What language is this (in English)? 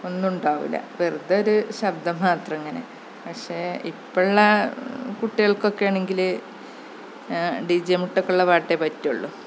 Malayalam